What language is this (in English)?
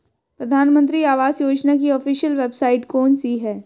Hindi